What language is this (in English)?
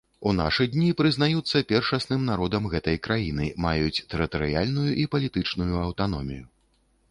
Belarusian